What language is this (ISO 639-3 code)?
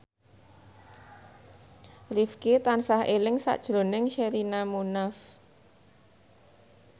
jav